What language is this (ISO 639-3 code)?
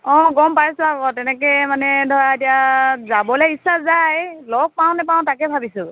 asm